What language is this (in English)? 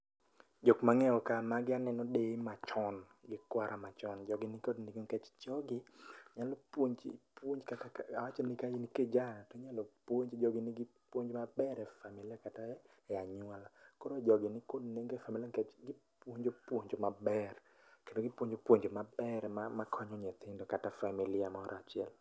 Luo (Kenya and Tanzania)